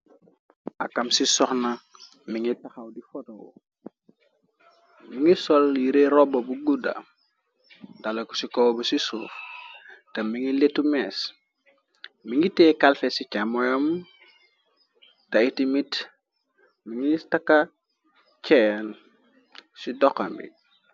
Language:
Wolof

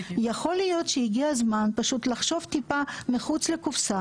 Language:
Hebrew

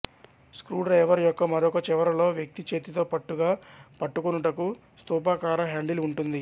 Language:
Telugu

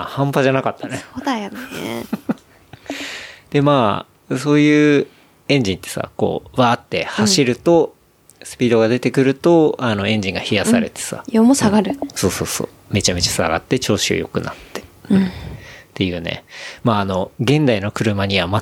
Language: Japanese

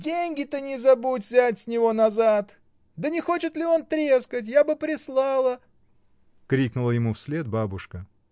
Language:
Russian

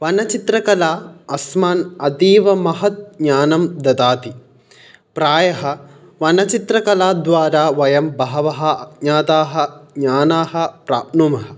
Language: Sanskrit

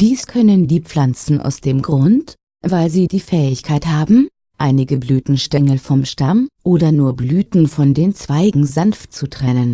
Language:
German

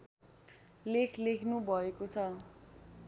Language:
Nepali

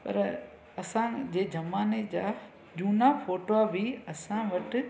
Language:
Sindhi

